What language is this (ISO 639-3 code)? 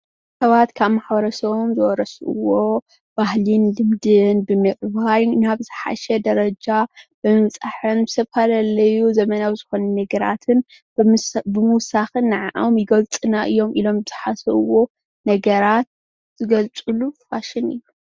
tir